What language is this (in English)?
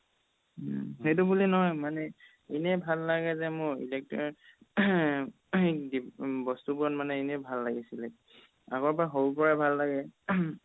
Assamese